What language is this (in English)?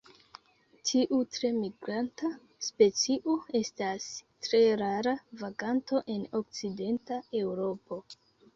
Esperanto